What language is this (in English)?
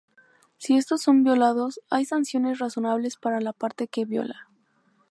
Spanish